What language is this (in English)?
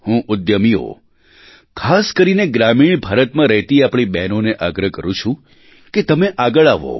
Gujarati